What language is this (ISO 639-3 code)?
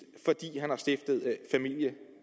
dan